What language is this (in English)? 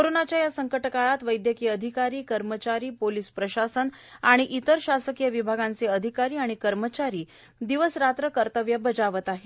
Marathi